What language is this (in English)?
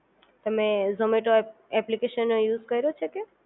Gujarati